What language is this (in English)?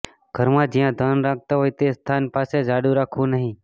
Gujarati